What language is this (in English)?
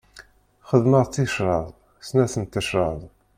Kabyle